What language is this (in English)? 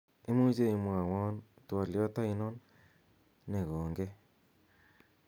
Kalenjin